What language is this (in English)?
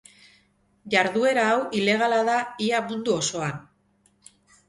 Basque